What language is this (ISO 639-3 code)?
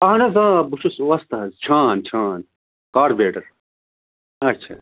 kas